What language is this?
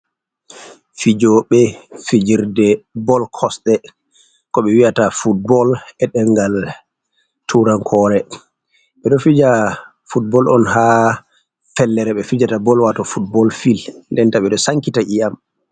Fula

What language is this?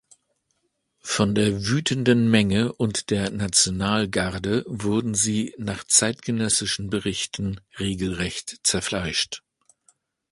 German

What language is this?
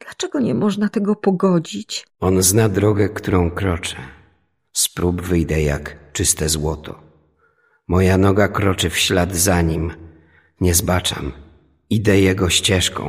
Polish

